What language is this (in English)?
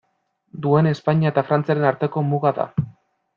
Basque